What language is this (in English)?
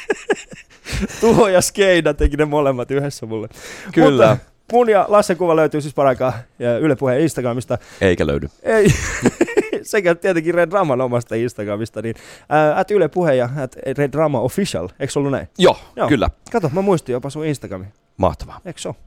Finnish